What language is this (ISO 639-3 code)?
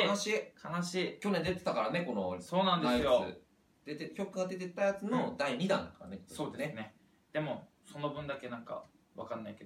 jpn